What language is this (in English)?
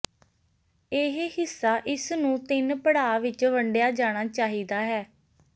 Punjabi